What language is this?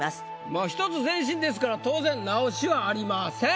Japanese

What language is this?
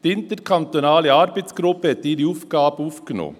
Swiss German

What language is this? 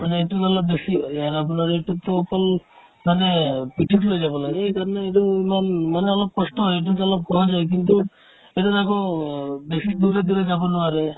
Assamese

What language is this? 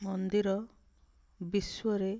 Odia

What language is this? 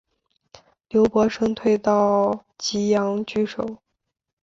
Chinese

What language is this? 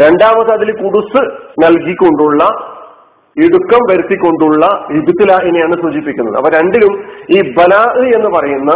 Malayalam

